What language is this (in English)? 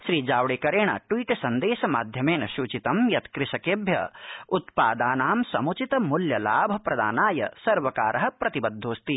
Sanskrit